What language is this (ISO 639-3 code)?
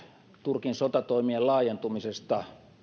fin